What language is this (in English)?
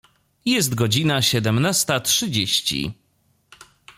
Polish